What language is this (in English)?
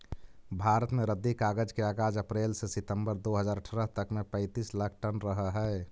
Magahi